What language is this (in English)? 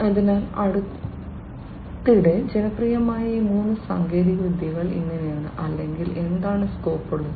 Malayalam